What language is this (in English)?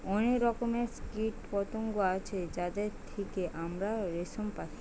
Bangla